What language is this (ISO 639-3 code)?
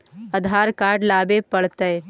mag